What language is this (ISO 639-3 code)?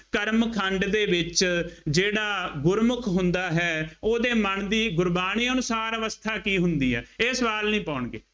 pan